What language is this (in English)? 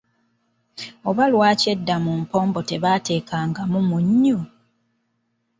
Ganda